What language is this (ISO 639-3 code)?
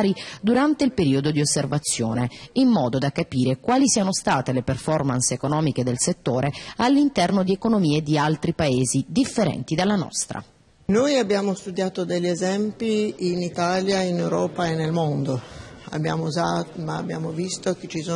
ita